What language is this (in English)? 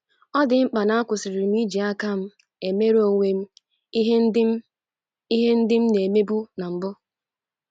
Igbo